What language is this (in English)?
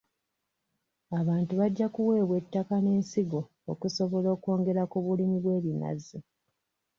Ganda